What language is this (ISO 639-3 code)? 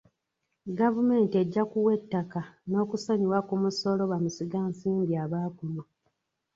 lug